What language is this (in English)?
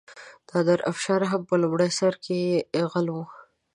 Pashto